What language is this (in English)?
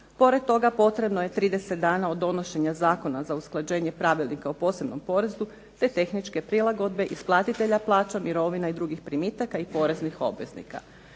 Croatian